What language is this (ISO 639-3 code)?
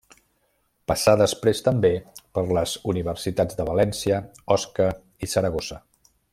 cat